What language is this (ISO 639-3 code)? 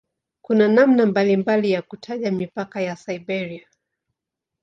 swa